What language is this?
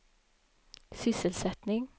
Swedish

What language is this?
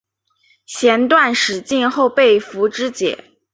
Chinese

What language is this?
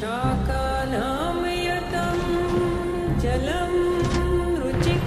Arabic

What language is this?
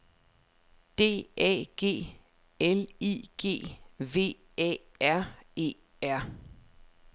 Danish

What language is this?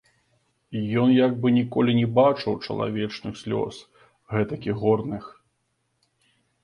Belarusian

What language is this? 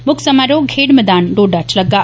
Dogri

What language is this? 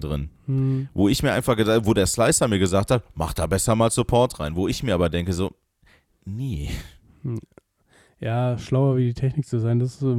German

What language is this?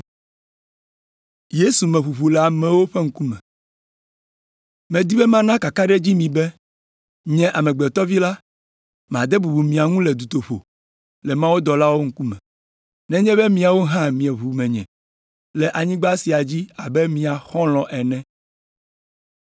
Ewe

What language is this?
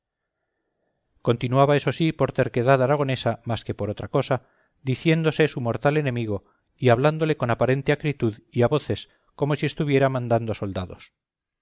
Spanish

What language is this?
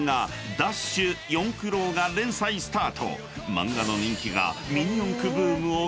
Japanese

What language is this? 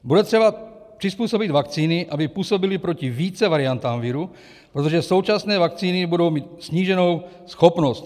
Czech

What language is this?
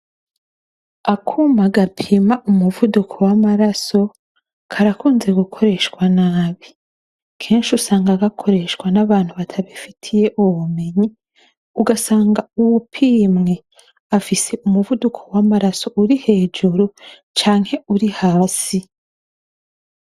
Rundi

